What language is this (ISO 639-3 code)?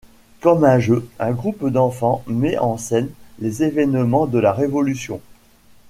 fra